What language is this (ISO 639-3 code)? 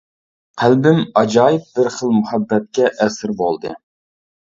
uig